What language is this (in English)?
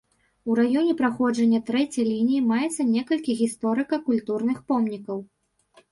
Belarusian